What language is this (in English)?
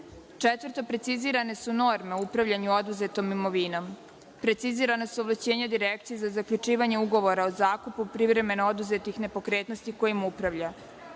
Serbian